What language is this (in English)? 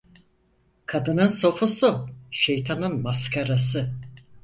Turkish